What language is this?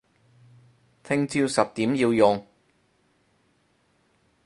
Cantonese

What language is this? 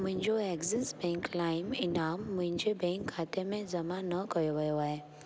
Sindhi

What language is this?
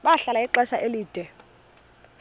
Xhosa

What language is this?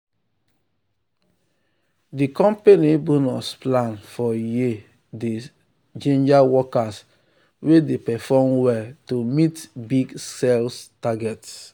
Nigerian Pidgin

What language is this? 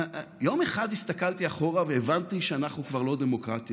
Hebrew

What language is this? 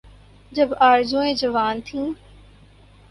Urdu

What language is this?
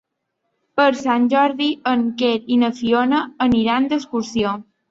Catalan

